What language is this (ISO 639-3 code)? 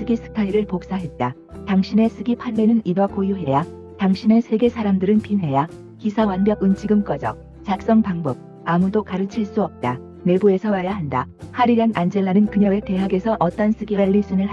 kor